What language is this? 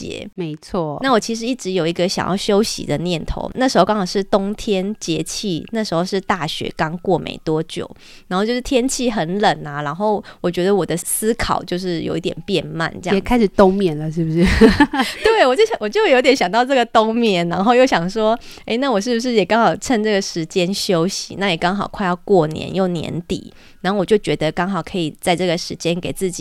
Chinese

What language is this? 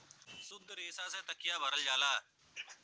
Bhojpuri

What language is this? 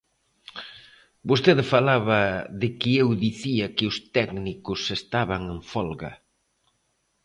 Galician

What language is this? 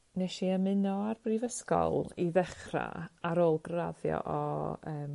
Welsh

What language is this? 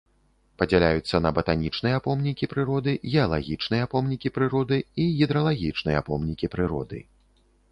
Belarusian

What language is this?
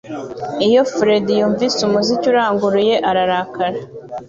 Kinyarwanda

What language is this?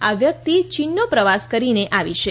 Gujarati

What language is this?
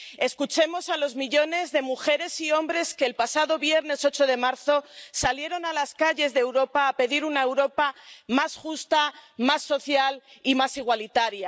Spanish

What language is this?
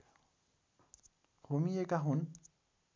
Nepali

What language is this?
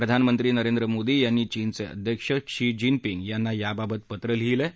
Marathi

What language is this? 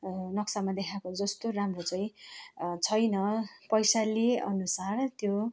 Nepali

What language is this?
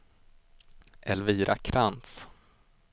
Swedish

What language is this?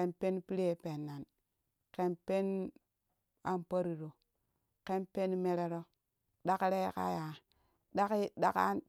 Kushi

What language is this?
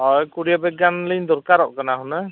Santali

